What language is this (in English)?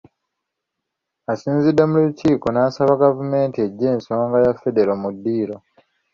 Ganda